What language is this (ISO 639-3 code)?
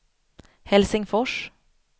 swe